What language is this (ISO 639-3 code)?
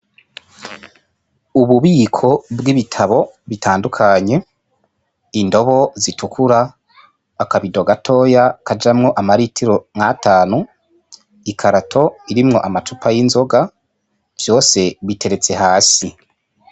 run